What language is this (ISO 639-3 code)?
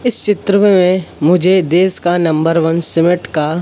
hin